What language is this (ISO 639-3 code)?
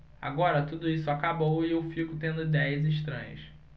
por